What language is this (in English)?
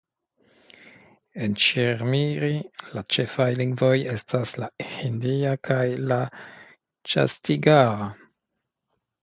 Esperanto